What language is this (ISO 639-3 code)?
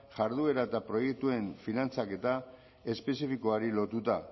eus